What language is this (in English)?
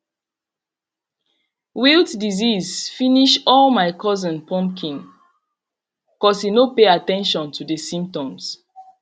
Nigerian Pidgin